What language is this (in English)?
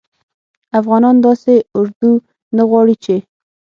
Pashto